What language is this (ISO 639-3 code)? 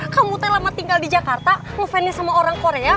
ind